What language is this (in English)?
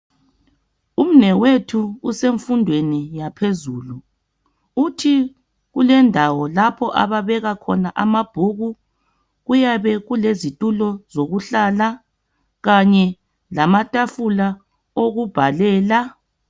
North Ndebele